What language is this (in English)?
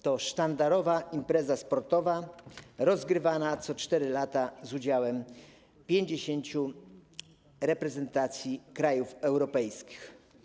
Polish